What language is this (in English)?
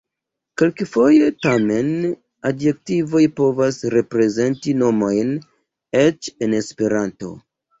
Esperanto